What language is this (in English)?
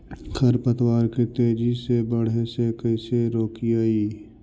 Magahi